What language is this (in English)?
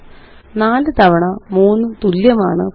Malayalam